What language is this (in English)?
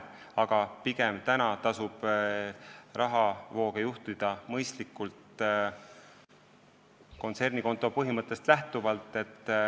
Estonian